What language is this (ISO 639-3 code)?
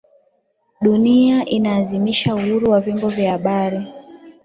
swa